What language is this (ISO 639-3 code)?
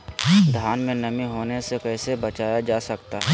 mag